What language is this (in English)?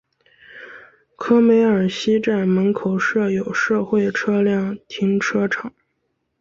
Chinese